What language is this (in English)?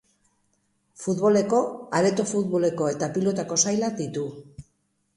Basque